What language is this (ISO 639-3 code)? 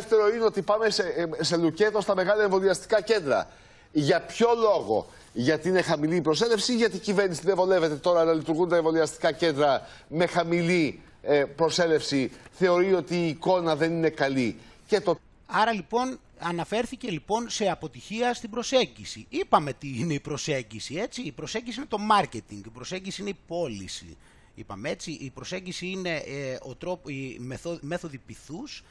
ell